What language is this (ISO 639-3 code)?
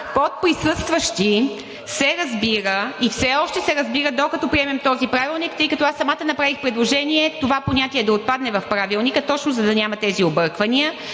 bul